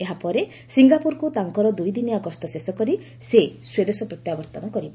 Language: Odia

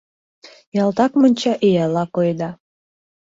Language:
Mari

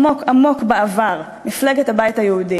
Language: Hebrew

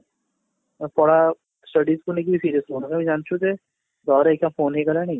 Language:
Odia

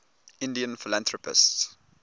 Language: English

